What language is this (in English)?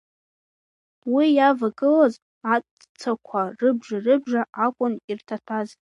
Abkhazian